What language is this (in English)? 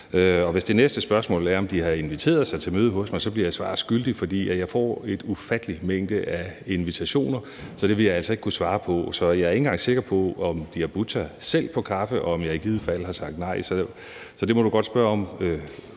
Danish